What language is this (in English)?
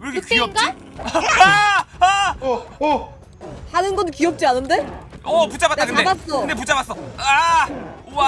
Korean